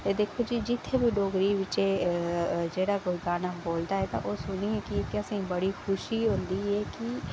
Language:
Dogri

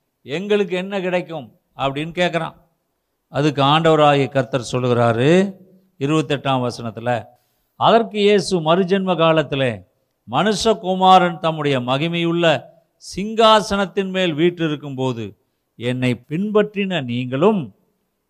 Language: Tamil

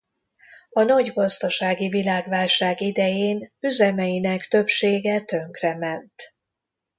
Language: Hungarian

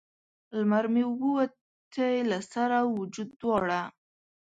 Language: Pashto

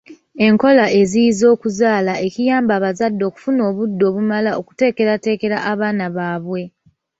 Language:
Ganda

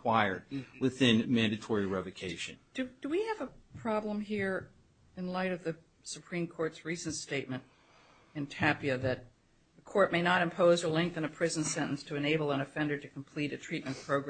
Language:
English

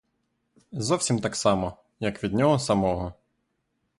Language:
Ukrainian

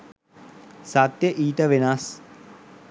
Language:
Sinhala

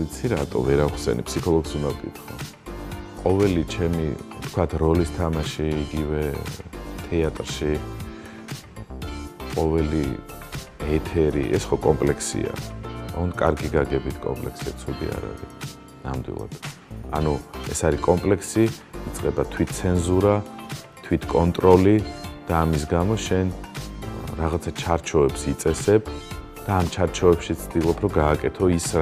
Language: Romanian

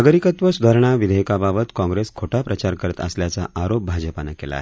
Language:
Marathi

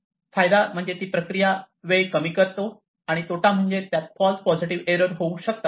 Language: Marathi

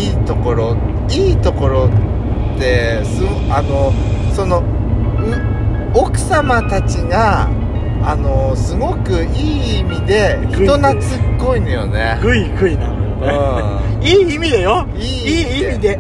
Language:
Japanese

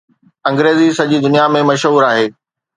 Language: Sindhi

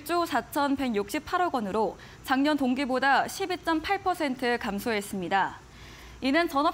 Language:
Korean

